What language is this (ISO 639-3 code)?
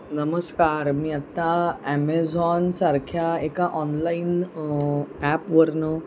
mar